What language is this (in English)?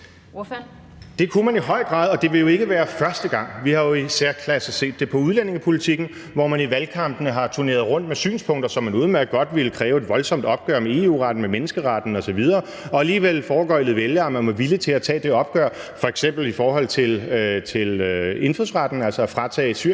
Danish